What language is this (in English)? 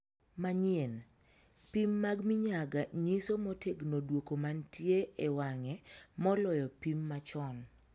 Luo (Kenya and Tanzania)